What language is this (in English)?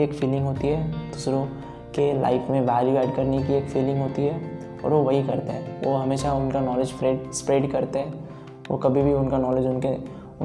Hindi